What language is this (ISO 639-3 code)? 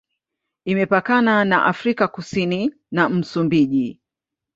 swa